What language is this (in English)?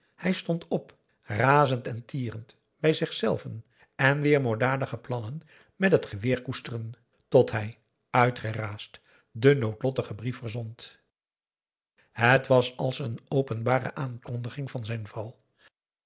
Dutch